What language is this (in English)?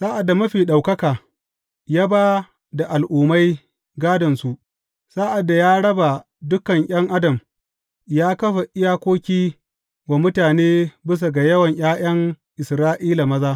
Hausa